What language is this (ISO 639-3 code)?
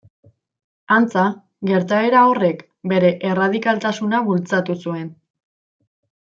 eus